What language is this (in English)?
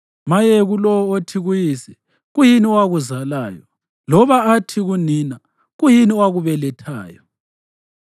North Ndebele